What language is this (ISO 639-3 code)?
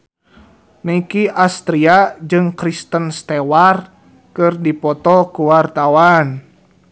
sun